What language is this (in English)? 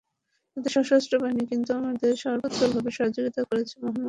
Bangla